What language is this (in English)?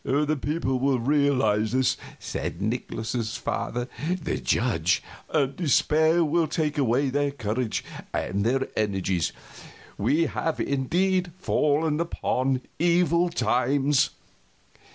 English